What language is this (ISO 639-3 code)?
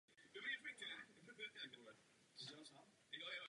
ces